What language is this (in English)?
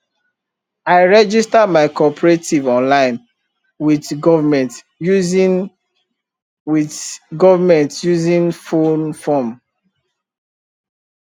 Nigerian Pidgin